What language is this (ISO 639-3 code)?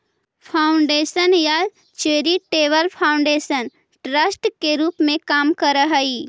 mag